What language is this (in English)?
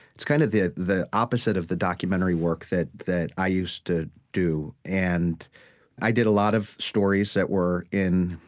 English